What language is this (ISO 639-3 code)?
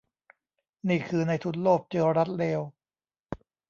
tha